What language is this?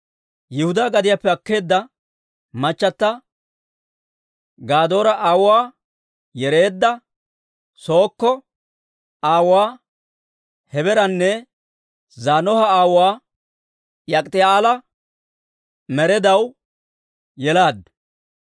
Dawro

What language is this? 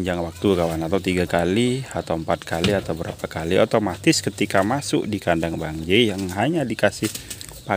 Indonesian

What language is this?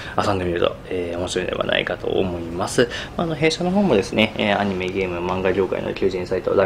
Japanese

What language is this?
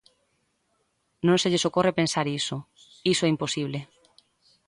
Galician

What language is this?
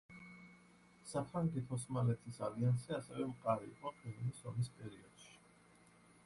Georgian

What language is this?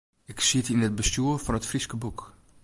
Western Frisian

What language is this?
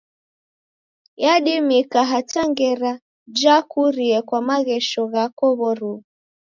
Taita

